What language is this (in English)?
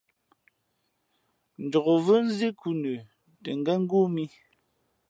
Fe'fe'